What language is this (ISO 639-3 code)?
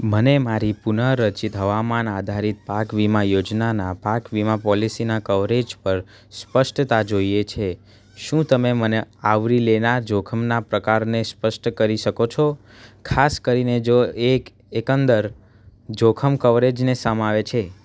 guj